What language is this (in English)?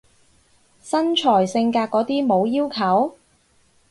Cantonese